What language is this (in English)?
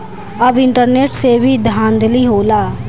Bhojpuri